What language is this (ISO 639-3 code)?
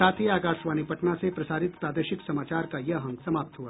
hin